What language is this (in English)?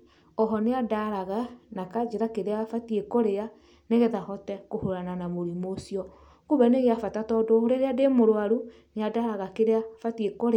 Kikuyu